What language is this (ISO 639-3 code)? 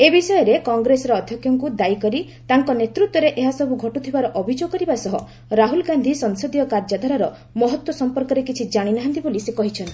ori